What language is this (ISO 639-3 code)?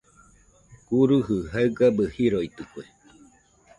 hux